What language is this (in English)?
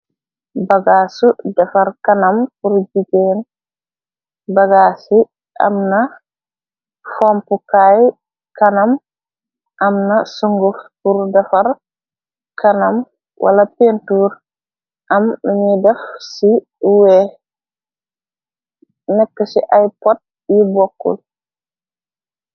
Wolof